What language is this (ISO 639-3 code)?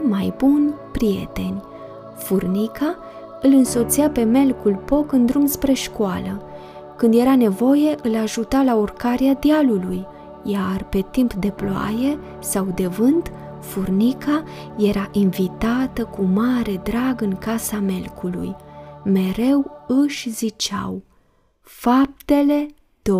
ron